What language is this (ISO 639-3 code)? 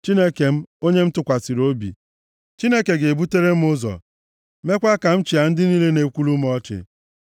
ibo